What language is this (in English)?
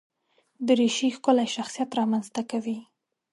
Pashto